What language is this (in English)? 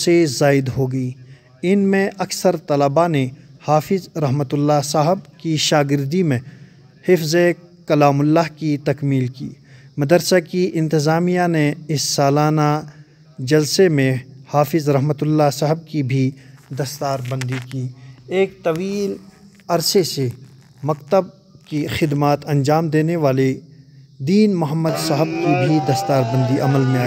Arabic